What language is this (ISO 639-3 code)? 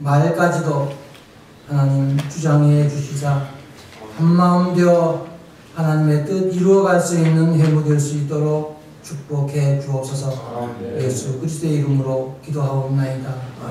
kor